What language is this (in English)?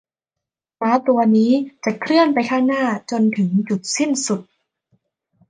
Thai